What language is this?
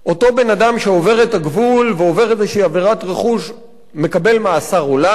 Hebrew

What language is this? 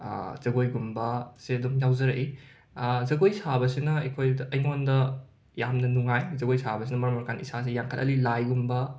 Manipuri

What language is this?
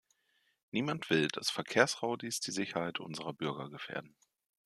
German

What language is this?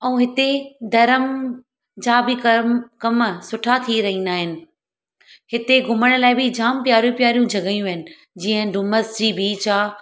Sindhi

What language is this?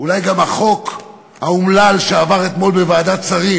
Hebrew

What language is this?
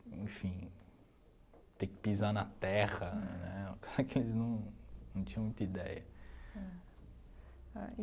Portuguese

